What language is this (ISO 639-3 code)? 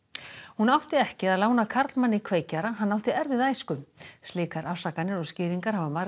isl